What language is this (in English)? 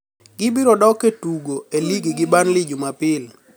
Luo (Kenya and Tanzania)